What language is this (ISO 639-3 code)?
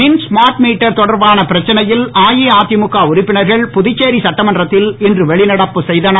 tam